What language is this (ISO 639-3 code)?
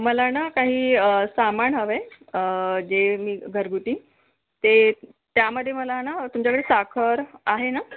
mar